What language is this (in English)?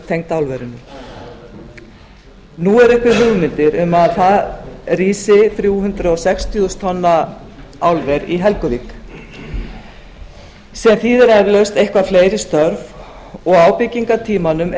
Icelandic